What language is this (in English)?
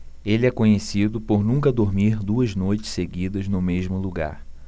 Portuguese